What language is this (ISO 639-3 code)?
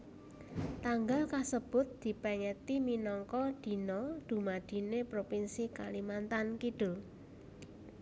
jav